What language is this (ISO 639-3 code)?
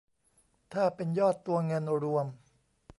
tha